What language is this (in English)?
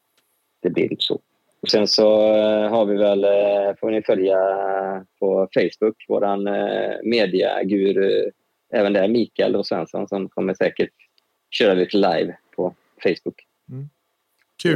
Swedish